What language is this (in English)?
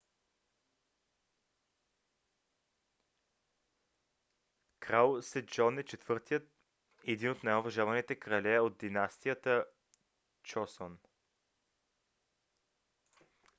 Bulgarian